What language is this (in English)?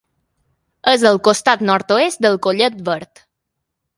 Catalan